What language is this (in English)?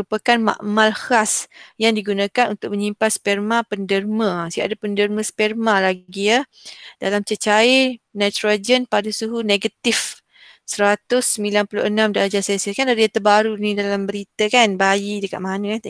Malay